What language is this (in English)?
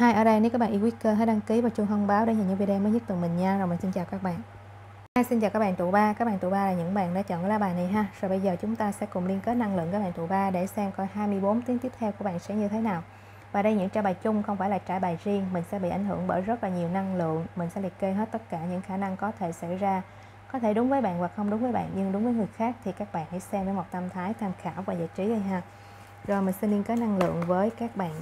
Vietnamese